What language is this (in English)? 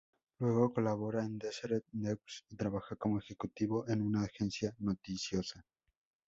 Spanish